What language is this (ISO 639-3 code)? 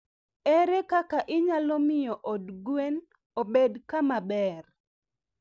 luo